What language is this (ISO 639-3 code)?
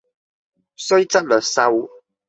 yue